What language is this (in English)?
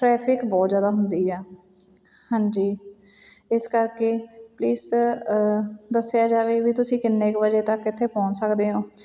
Punjabi